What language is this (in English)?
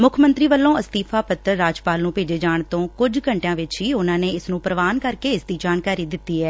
Punjabi